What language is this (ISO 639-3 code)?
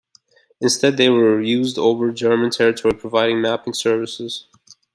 eng